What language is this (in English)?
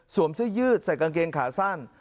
Thai